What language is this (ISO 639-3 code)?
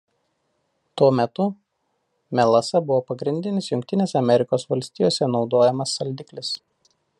lit